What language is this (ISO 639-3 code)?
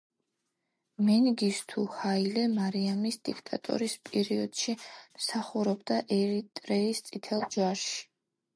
kat